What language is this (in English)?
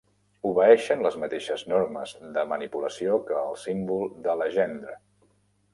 Catalan